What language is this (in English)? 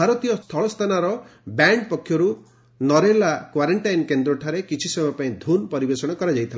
Odia